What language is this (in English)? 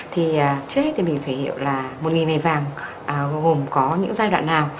Vietnamese